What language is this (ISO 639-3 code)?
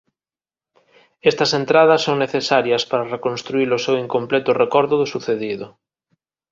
glg